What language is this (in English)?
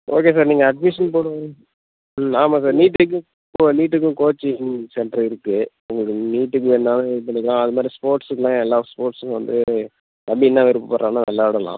Tamil